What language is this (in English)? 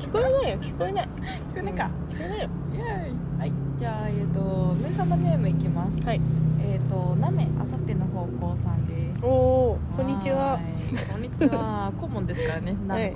Japanese